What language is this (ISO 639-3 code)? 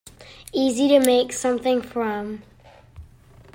eng